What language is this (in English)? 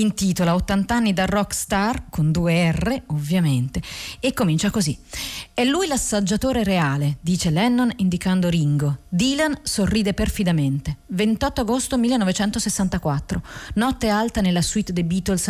Italian